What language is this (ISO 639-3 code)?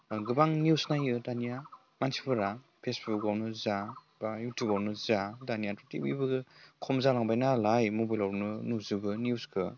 brx